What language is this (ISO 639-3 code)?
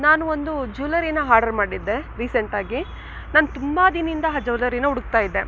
kan